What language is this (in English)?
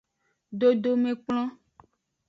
Aja (Benin)